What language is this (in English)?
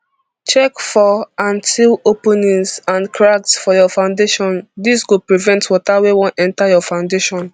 Nigerian Pidgin